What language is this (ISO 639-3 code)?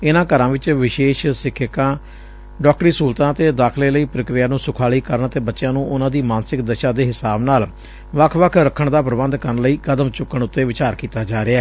pan